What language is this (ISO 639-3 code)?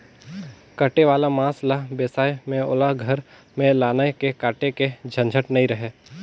hne